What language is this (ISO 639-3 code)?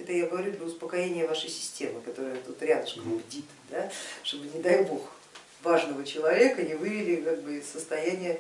rus